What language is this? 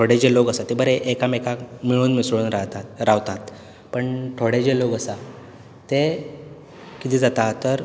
Konkani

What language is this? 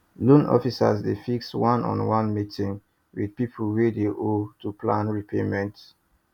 Nigerian Pidgin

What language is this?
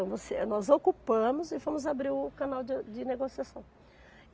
Portuguese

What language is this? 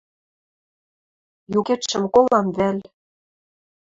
Western Mari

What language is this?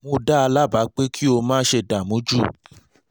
Yoruba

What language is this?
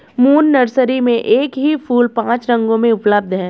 Hindi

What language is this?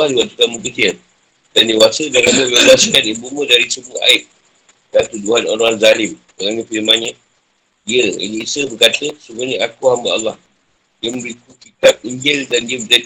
Malay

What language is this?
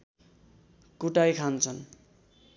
Nepali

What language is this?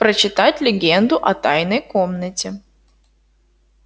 Russian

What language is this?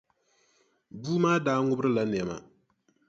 Dagbani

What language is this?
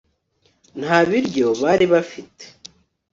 Kinyarwanda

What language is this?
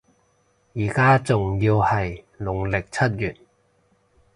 Cantonese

